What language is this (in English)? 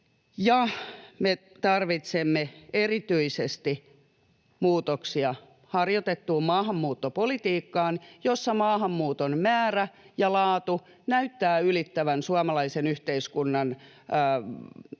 Finnish